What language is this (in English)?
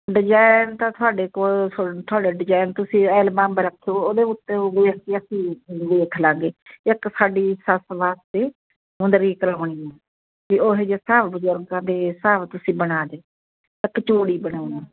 Punjabi